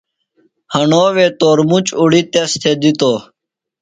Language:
Phalura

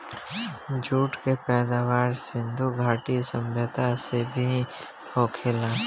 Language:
Bhojpuri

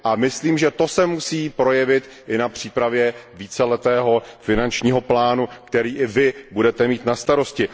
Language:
Czech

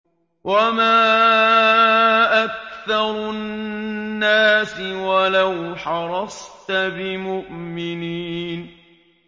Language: Arabic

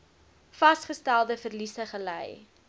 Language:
Afrikaans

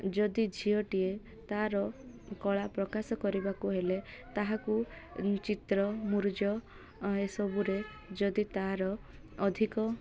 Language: Odia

